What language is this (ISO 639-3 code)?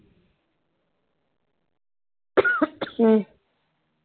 pan